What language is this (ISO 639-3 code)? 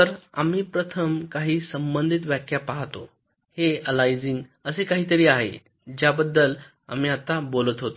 mar